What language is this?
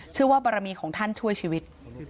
Thai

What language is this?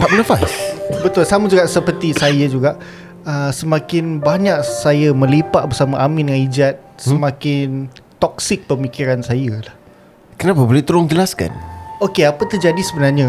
Malay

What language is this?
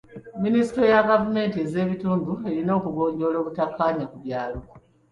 Ganda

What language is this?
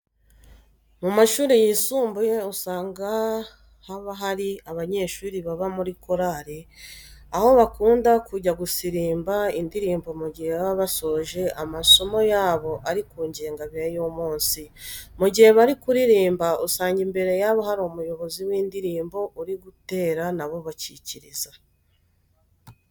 Kinyarwanda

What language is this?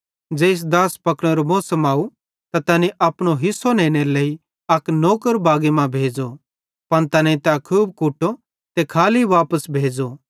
Bhadrawahi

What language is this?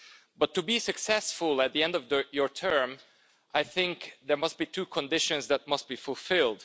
English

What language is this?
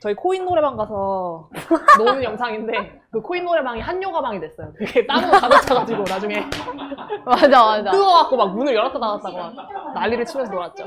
Korean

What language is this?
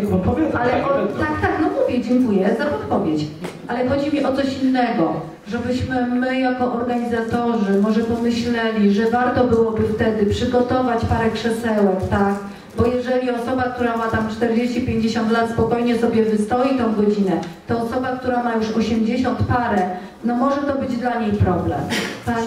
Polish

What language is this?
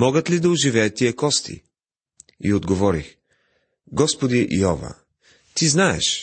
Bulgarian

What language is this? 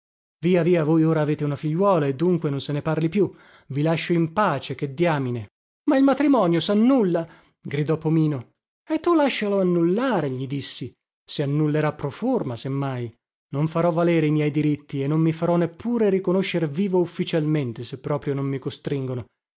Italian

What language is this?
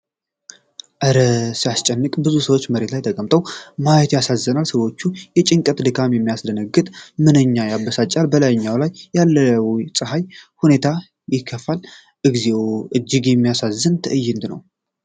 Amharic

